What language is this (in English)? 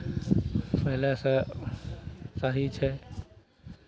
Maithili